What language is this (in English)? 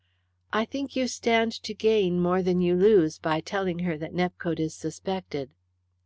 English